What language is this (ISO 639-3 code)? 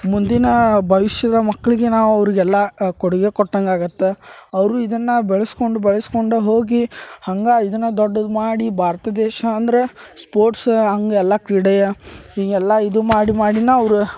kan